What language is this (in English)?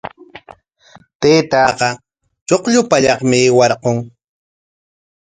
Corongo Ancash Quechua